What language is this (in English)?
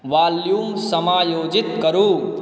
Maithili